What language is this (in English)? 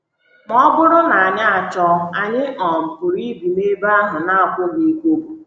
Igbo